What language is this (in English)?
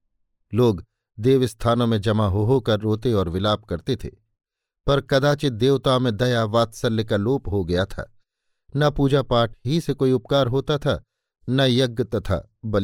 Hindi